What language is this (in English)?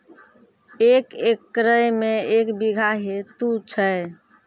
Maithili